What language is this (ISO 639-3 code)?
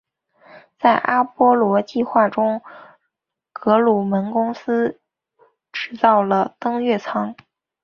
zho